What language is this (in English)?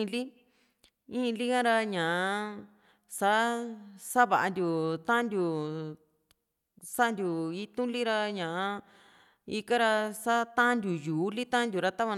Juxtlahuaca Mixtec